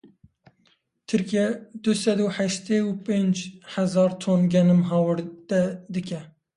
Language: Kurdish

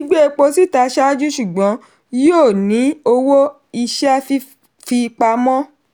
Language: Yoruba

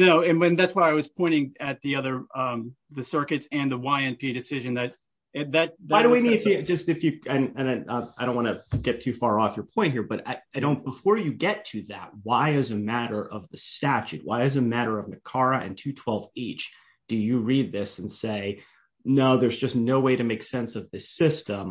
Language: English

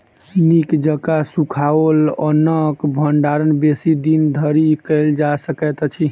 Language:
Maithili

